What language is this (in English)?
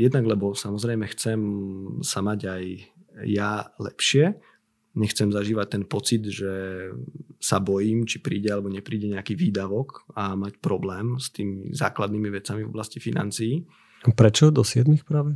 Slovak